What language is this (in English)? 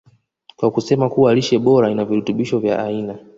Swahili